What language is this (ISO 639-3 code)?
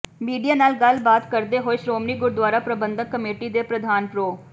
pan